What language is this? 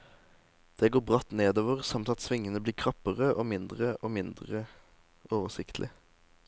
Norwegian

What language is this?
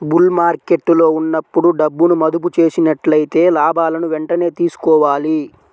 Telugu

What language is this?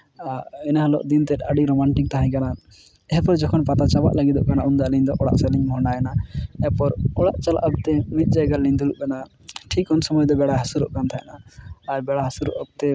Santali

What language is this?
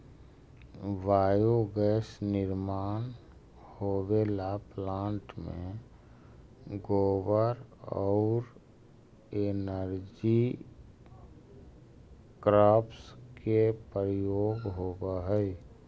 Magahi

